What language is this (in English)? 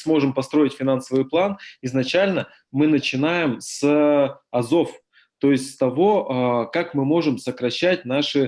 Russian